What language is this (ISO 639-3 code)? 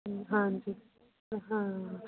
pan